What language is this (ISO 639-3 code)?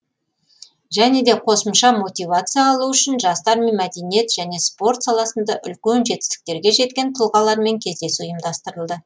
kaz